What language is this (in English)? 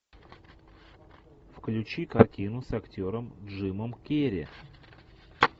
Russian